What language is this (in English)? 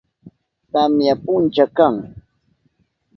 Southern Pastaza Quechua